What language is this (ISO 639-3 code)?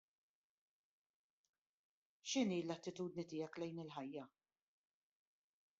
mlt